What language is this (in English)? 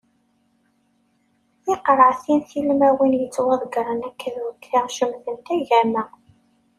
Kabyle